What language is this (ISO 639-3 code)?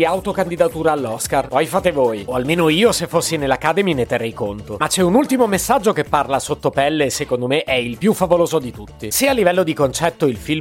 ita